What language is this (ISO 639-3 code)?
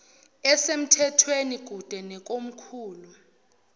zul